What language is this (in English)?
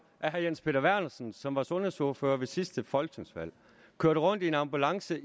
Danish